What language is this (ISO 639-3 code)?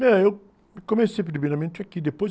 por